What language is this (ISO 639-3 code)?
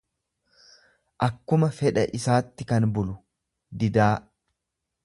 orm